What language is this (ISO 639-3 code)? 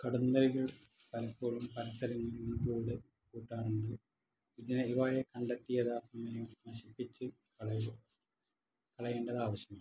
mal